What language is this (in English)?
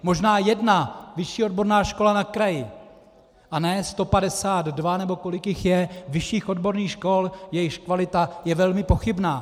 Czech